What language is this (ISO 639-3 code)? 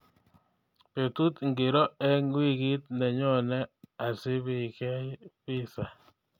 kln